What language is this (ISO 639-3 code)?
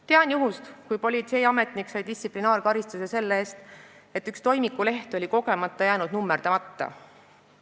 est